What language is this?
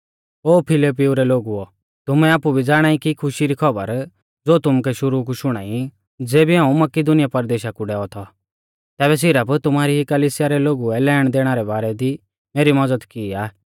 Mahasu Pahari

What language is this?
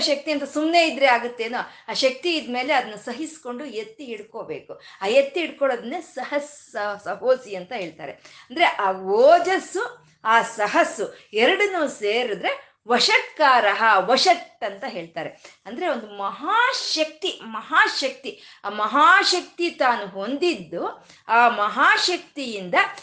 Kannada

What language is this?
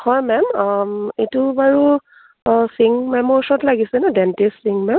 Assamese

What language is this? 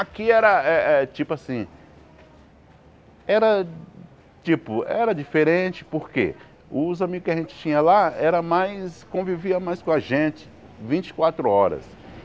Portuguese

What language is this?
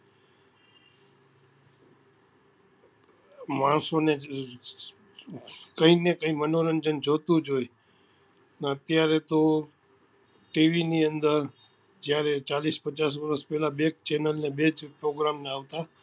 Gujarati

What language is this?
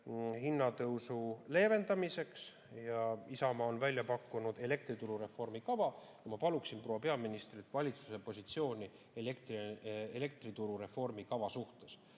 Estonian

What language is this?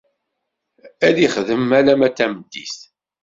Kabyle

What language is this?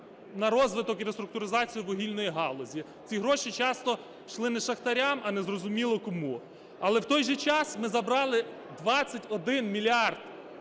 Ukrainian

